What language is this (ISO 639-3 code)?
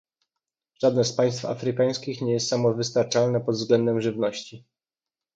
pol